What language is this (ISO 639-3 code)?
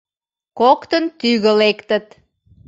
chm